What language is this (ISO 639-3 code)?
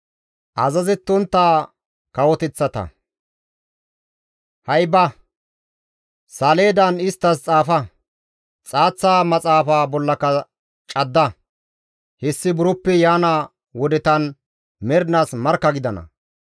gmv